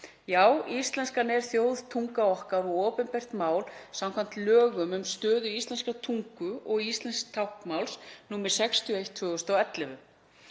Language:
Icelandic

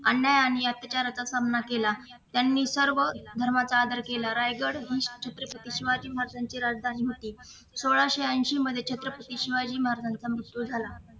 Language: Marathi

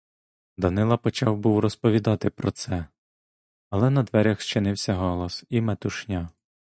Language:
Ukrainian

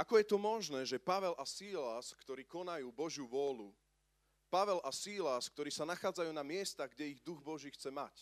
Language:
Slovak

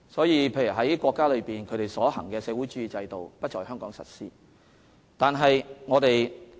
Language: Cantonese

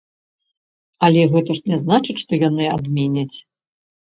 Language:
Belarusian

